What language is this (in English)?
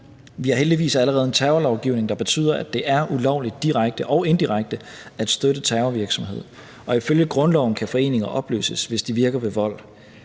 Danish